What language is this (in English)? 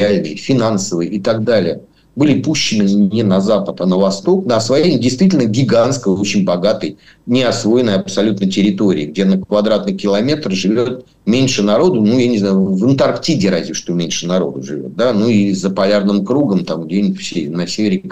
Russian